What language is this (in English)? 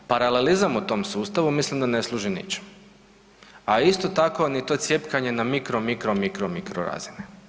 Croatian